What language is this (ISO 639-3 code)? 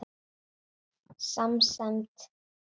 isl